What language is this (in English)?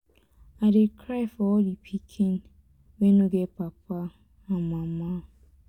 Nigerian Pidgin